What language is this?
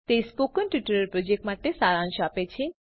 Gujarati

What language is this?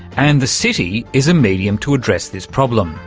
English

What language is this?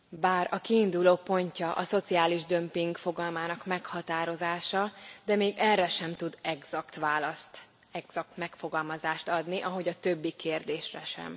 Hungarian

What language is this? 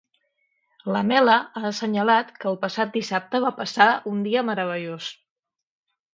Catalan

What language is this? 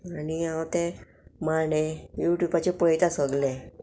Konkani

